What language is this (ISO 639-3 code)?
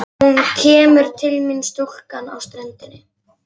isl